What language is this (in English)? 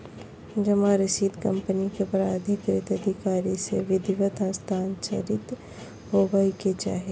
Magahi